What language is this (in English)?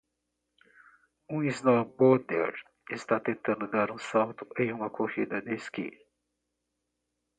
Portuguese